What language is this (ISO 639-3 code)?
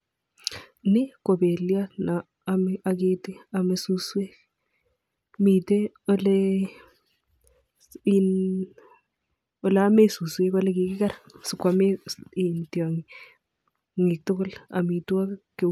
kln